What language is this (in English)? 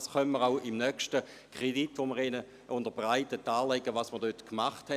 Swiss German